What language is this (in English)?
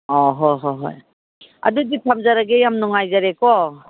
Manipuri